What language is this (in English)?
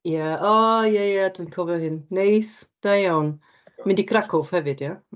Welsh